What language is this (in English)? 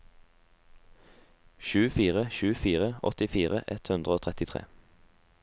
Norwegian